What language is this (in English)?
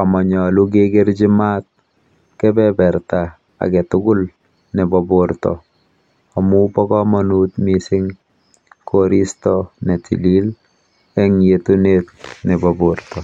Kalenjin